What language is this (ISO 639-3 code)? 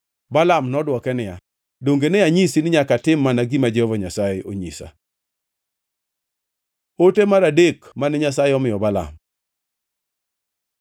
luo